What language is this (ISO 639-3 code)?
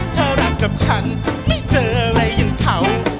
tha